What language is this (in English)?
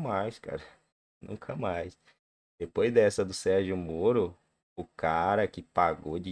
Portuguese